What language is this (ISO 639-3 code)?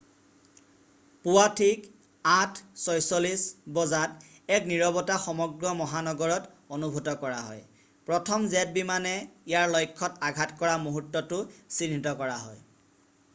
asm